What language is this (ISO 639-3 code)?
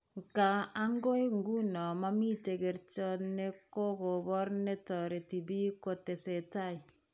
kln